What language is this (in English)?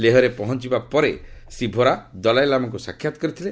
Odia